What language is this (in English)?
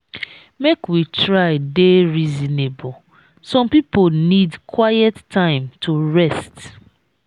Nigerian Pidgin